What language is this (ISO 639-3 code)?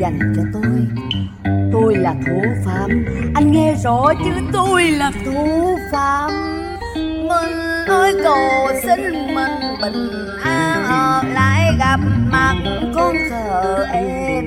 vie